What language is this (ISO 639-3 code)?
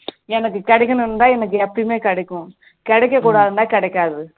tam